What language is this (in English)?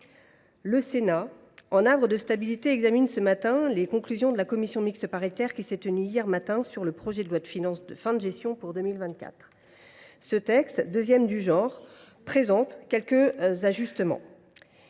French